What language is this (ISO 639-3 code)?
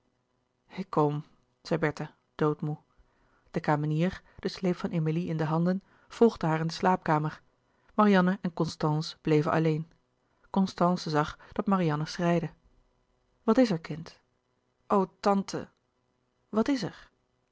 nld